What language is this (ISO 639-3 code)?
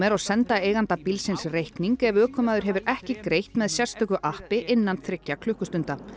isl